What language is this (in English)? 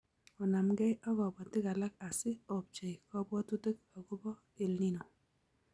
Kalenjin